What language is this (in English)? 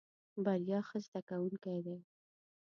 Pashto